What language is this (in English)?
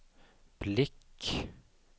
Swedish